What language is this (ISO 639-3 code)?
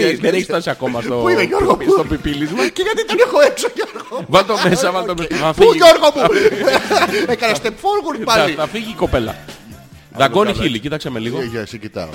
ell